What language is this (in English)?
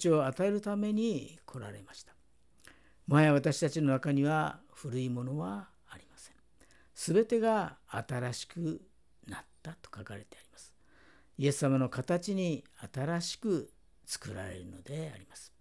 Japanese